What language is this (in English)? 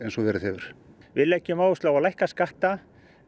Icelandic